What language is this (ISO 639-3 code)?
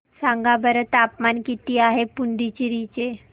mar